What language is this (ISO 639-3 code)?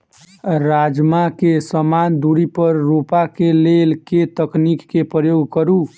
mai